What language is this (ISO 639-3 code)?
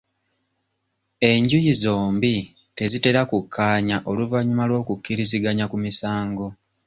lug